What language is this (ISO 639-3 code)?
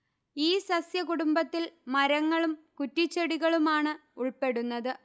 mal